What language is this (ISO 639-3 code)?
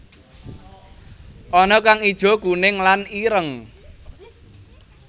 jav